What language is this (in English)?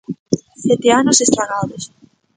Galician